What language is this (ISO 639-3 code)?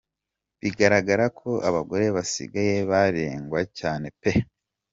kin